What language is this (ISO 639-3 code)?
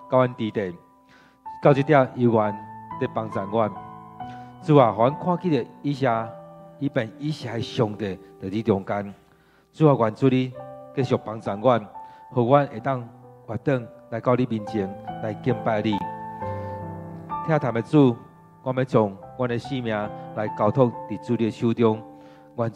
zho